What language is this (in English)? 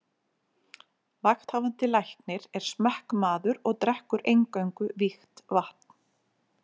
Icelandic